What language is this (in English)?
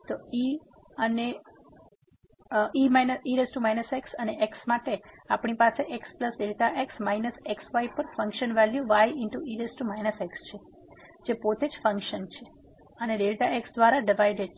Gujarati